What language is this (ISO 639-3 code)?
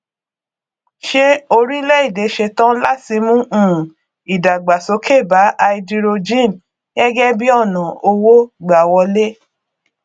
yor